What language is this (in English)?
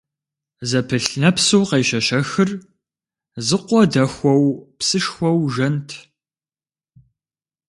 Kabardian